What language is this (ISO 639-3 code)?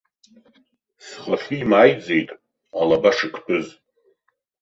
abk